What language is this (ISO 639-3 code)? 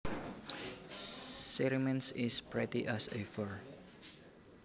jav